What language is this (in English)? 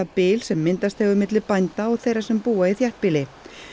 Icelandic